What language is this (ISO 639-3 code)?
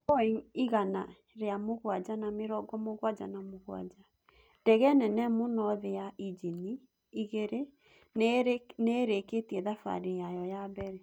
kik